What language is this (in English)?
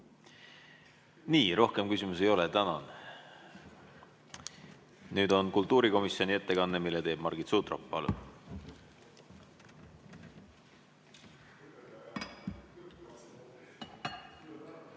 Estonian